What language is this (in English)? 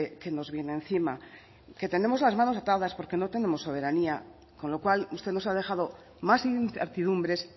Spanish